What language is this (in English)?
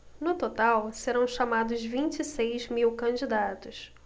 Portuguese